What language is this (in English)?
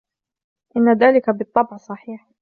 Arabic